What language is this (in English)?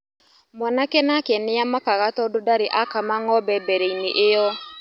Kikuyu